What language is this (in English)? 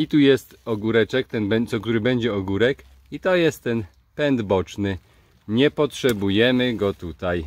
Polish